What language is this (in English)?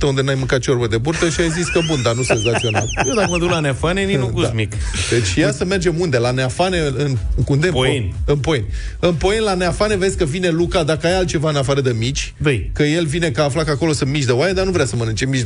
Romanian